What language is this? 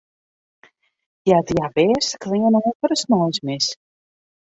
Western Frisian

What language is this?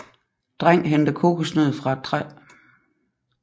Danish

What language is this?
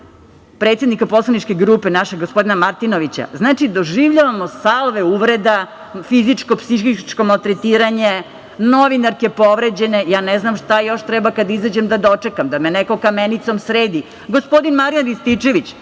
Serbian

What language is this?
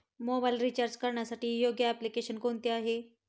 Marathi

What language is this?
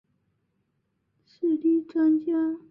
Chinese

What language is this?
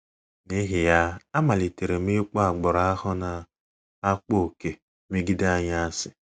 Igbo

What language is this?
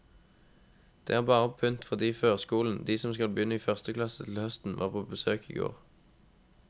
Norwegian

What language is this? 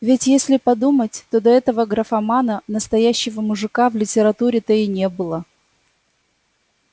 Russian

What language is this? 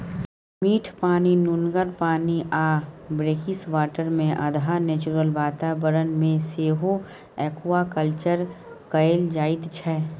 Maithili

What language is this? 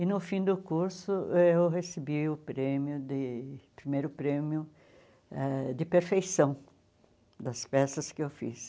Portuguese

